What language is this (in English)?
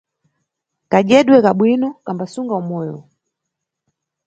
Nyungwe